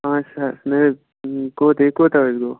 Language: Kashmiri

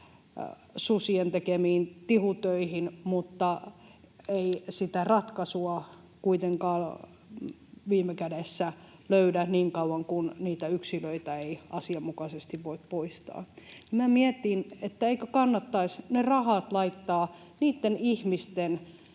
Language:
Finnish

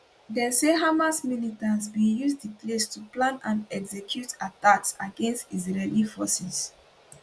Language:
Nigerian Pidgin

